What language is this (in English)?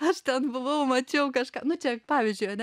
Lithuanian